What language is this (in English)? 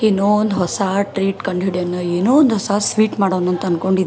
Kannada